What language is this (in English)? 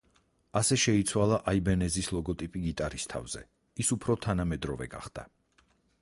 Georgian